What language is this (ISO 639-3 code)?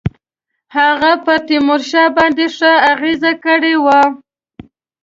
pus